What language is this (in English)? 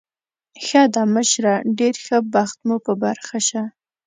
Pashto